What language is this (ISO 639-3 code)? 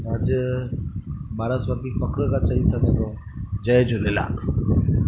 snd